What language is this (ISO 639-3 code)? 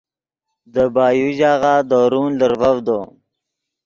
ydg